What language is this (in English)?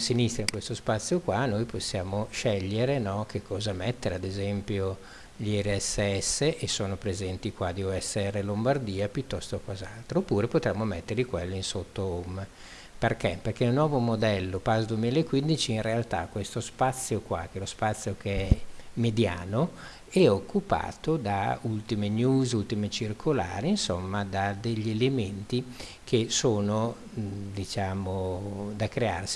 Italian